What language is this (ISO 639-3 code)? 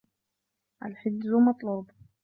ara